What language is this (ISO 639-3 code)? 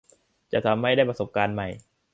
tha